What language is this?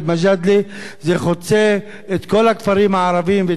Hebrew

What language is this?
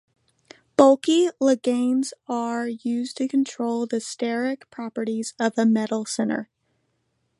English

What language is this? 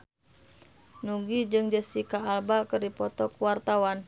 Sundanese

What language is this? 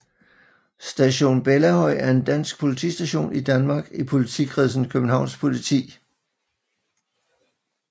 Danish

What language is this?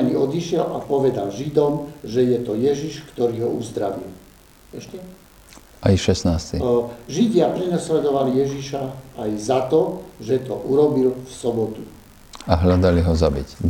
Slovak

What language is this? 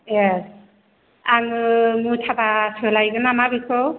Bodo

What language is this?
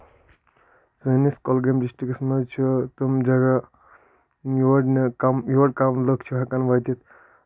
Kashmiri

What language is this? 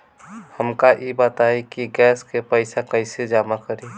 Bhojpuri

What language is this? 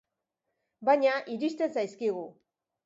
Basque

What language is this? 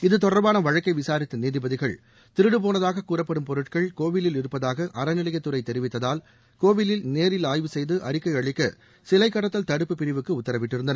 Tamil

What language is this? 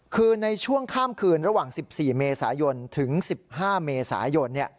Thai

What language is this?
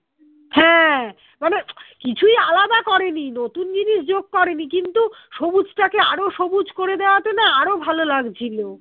Bangla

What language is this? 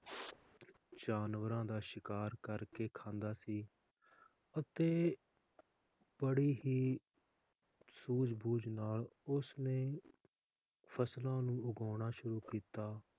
Punjabi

